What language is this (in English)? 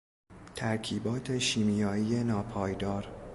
Persian